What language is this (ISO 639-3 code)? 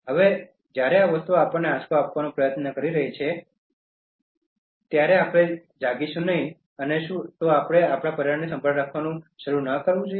guj